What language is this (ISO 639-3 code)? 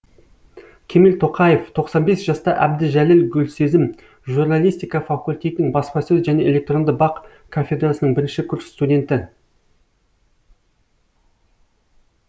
kaz